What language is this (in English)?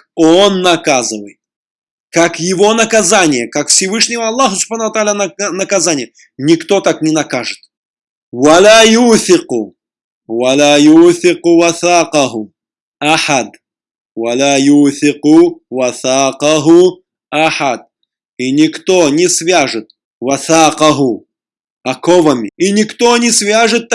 Russian